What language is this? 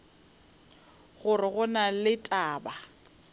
Northern Sotho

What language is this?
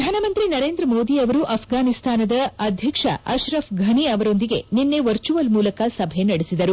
Kannada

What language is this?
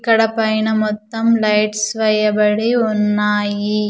Telugu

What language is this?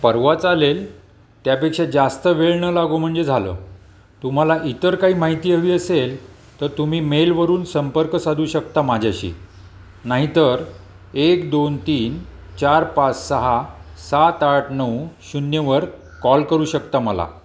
Marathi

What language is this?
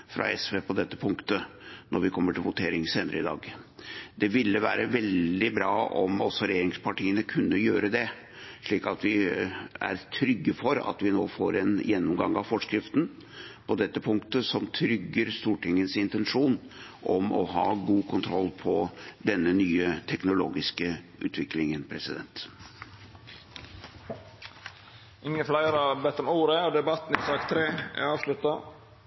Norwegian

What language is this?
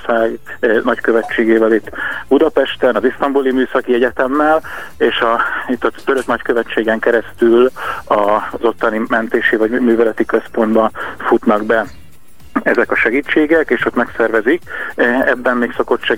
Hungarian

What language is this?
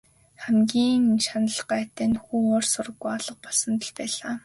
Mongolian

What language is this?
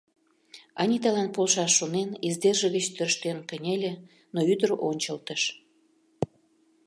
Mari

